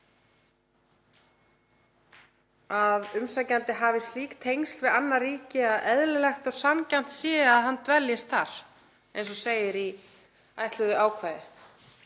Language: Icelandic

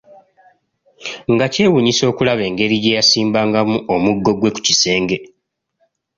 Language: Ganda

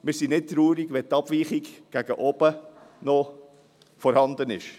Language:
Swiss German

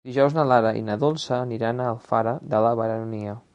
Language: Catalan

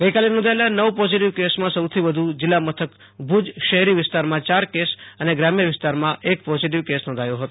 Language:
Gujarati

